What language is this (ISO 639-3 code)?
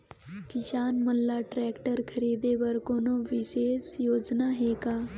hne